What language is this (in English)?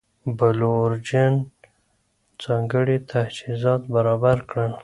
Pashto